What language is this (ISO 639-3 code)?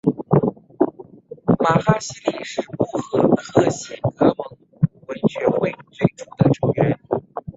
zho